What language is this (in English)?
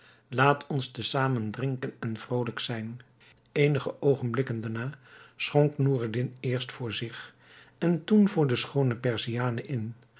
Dutch